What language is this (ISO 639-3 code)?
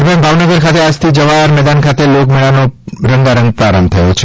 guj